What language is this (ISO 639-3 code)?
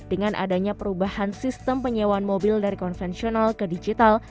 ind